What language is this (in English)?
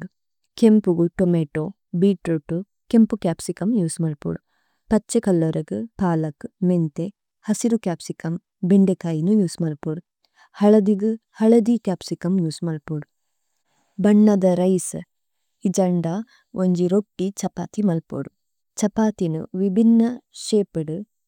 Tulu